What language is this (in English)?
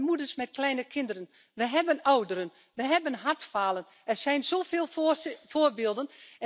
Dutch